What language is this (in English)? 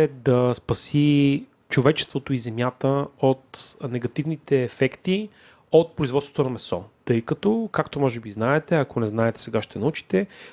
Bulgarian